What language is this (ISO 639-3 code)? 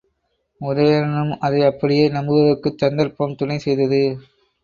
tam